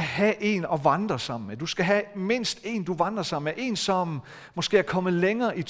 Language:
Danish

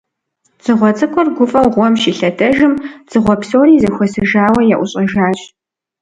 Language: Kabardian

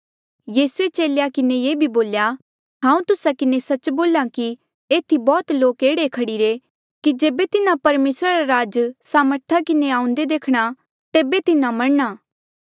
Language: Mandeali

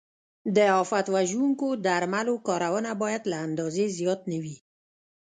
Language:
Pashto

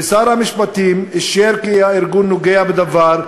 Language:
Hebrew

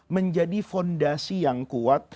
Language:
Indonesian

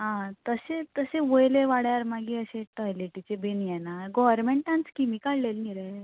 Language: Konkani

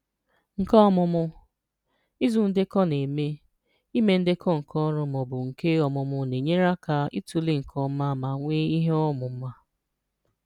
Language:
Igbo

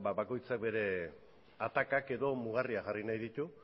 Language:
Basque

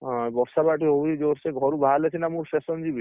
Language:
Odia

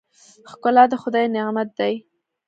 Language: Pashto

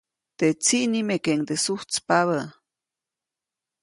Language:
Copainalá Zoque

